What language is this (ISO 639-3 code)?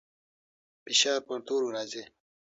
pus